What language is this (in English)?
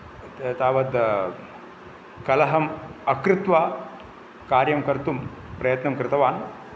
Sanskrit